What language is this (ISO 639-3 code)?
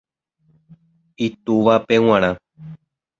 grn